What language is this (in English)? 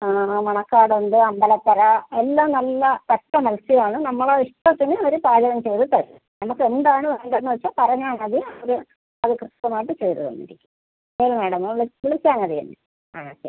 Malayalam